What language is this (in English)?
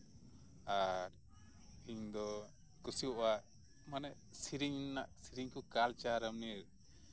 Santali